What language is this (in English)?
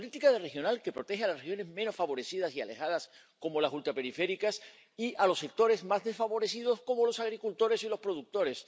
Spanish